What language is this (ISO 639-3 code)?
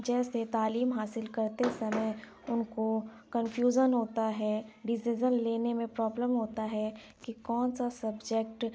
urd